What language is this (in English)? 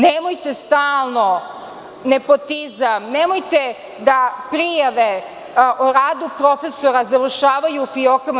Serbian